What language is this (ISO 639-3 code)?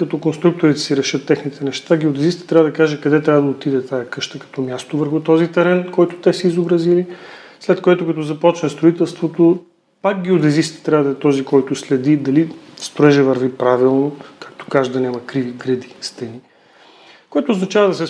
bul